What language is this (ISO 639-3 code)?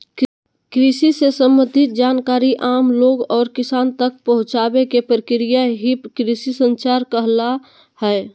mag